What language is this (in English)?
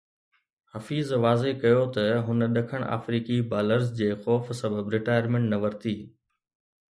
Sindhi